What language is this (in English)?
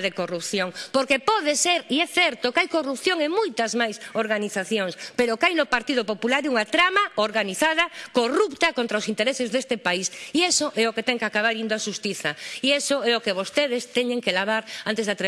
Spanish